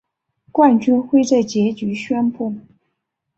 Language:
Chinese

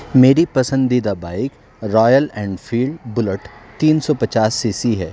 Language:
Urdu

